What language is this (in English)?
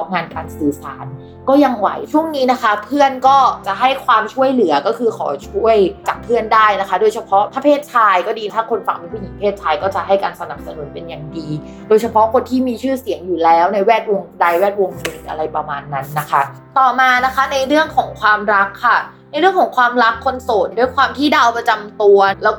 Thai